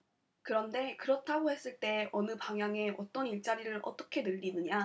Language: Korean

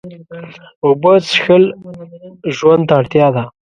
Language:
Pashto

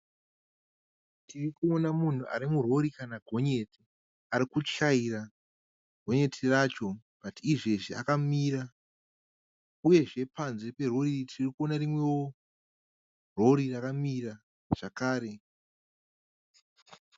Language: Shona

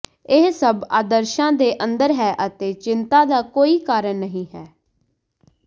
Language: Punjabi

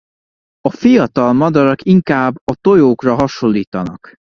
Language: Hungarian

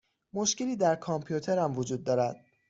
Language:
Persian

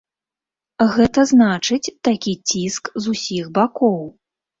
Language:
Belarusian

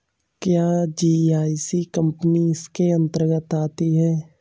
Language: Hindi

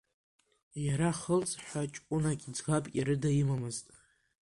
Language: Abkhazian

